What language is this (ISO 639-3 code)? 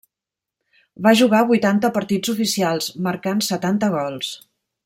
cat